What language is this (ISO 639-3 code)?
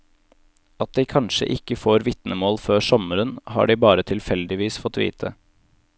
nor